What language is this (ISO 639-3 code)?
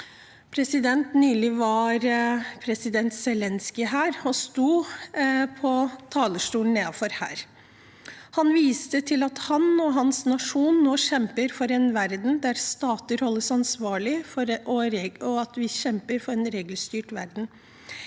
nor